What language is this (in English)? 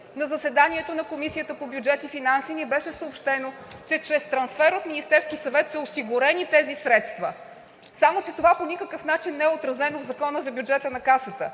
Bulgarian